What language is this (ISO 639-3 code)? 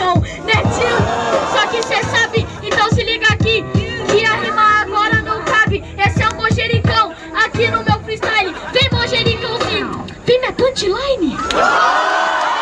por